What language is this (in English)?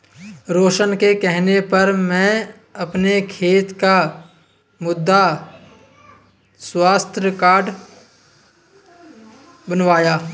Hindi